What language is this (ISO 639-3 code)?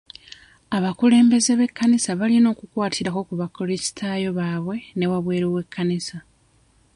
lug